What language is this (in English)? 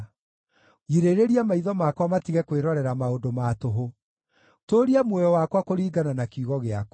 Kikuyu